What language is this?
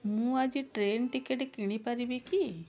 Odia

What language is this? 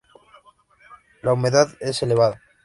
Spanish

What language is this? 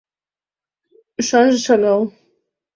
Mari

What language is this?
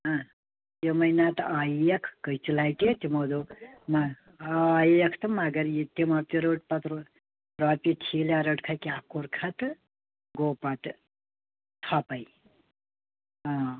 Kashmiri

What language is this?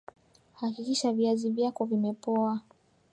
Swahili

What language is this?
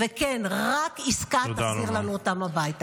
Hebrew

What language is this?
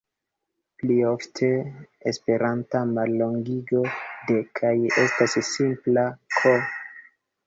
Esperanto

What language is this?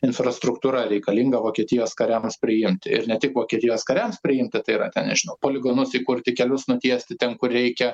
Lithuanian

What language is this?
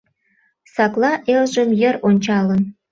Mari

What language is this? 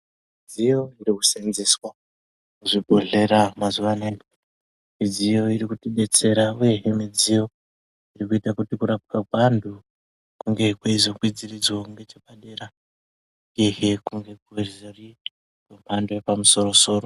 Ndau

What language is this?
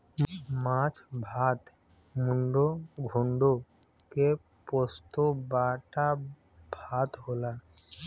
Bhojpuri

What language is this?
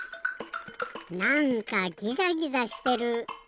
Japanese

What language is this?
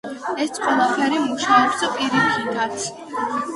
Georgian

